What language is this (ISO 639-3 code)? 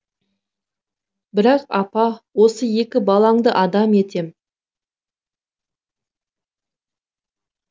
kaz